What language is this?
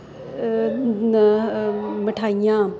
Punjabi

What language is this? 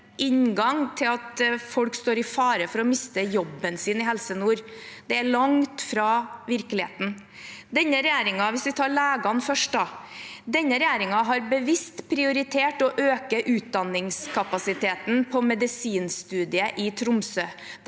Norwegian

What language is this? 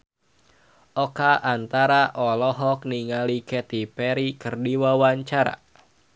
Sundanese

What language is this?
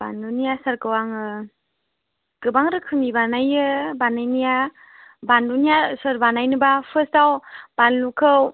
Bodo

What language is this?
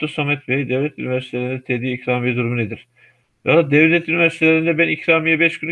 Turkish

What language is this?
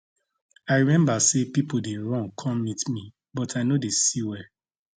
Nigerian Pidgin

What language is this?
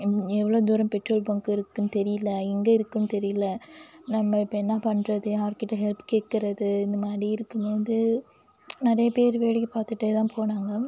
Tamil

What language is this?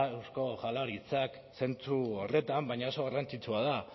Basque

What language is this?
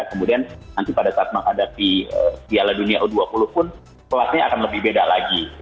Indonesian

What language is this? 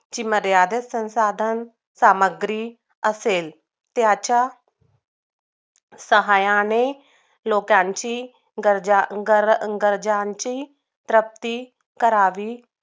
Marathi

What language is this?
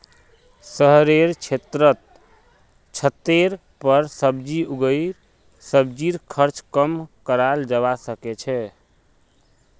Magahi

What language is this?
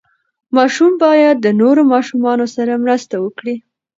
Pashto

